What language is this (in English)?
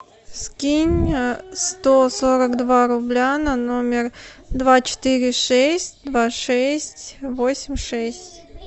Russian